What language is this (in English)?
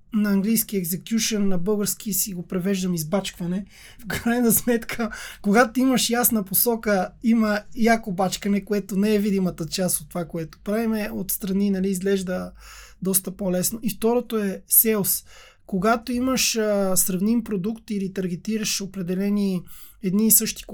Bulgarian